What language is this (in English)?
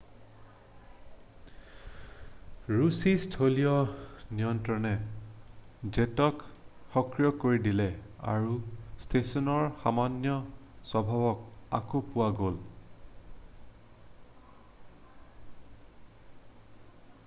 Assamese